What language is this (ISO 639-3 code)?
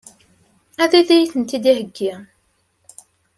kab